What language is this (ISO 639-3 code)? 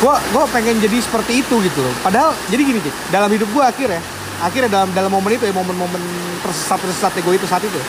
ind